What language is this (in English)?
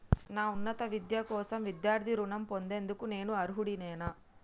Telugu